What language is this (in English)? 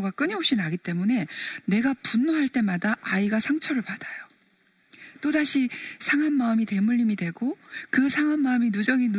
Korean